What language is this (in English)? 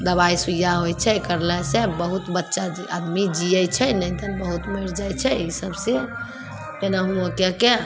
Maithili